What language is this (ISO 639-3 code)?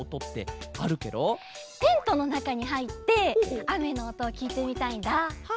jpn